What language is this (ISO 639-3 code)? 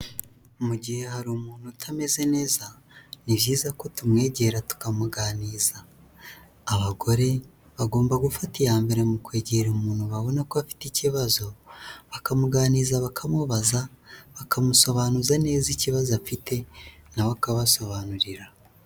kin